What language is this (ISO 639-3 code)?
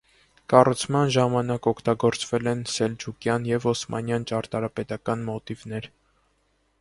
hye